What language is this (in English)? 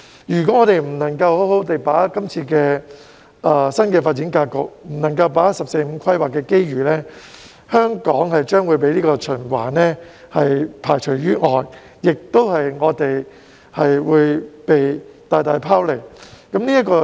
Cantonese